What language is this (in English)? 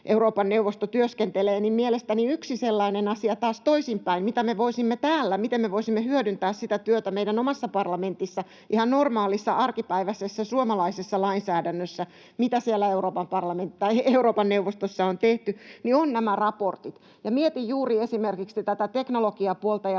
Finnish